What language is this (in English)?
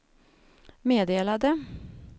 Swedish